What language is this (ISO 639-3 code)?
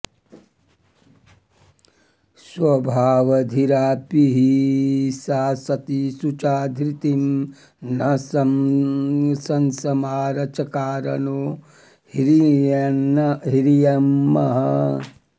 san